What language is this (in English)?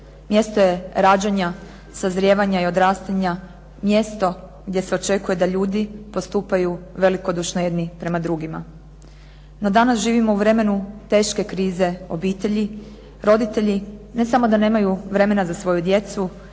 Croatian